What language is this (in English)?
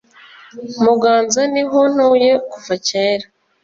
Kinyarwanda